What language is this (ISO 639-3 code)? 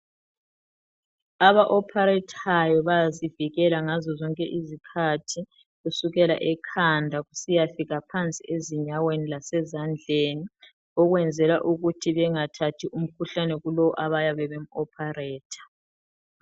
nde